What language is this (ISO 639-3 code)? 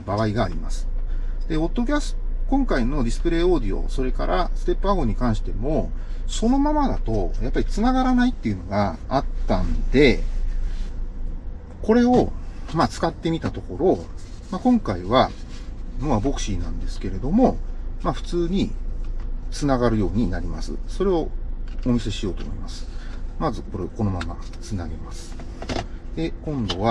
jpn